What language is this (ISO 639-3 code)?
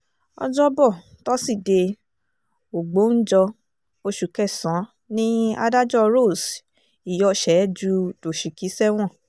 yor